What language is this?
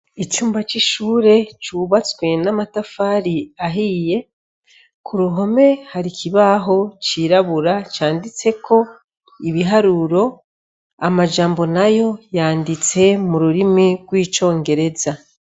Rundi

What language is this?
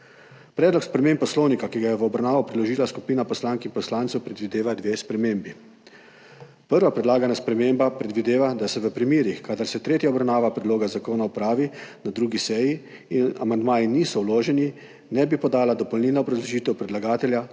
Slovenian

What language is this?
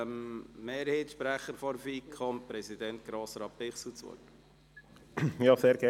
Swiss German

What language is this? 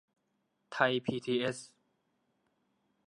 Thai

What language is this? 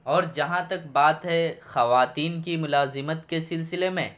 Urdu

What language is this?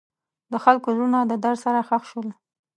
Pashto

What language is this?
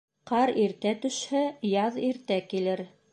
Bashkir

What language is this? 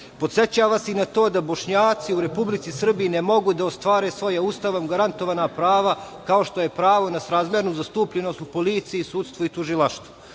Serbian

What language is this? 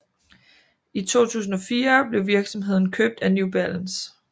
Danish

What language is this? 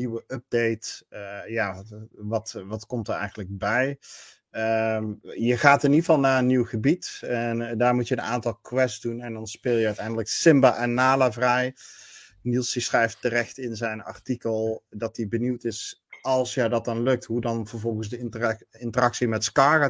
Dutch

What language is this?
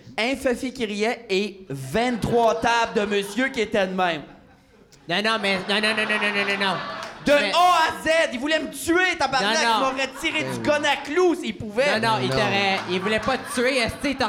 French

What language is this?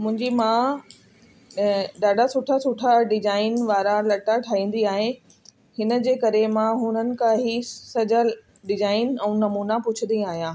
Sindhi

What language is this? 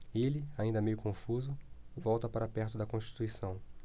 Portuguese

